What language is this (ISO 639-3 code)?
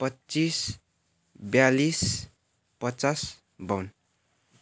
nep